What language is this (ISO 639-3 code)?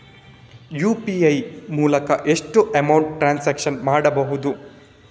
kan